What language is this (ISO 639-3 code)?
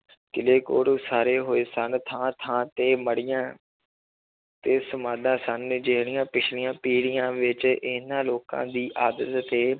pan